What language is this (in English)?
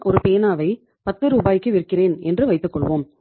Tamil